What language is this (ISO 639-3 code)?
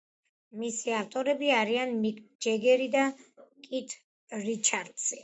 kat